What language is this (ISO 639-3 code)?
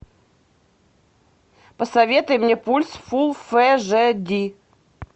rus